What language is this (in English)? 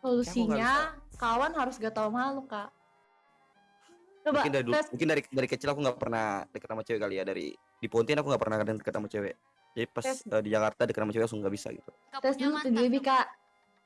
Indonesian